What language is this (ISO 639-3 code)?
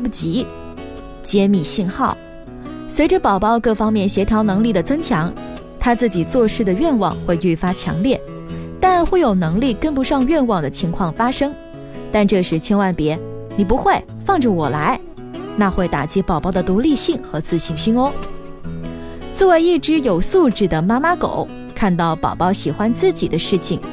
zho